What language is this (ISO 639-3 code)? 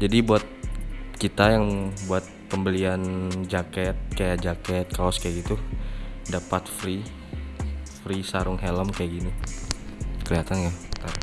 ind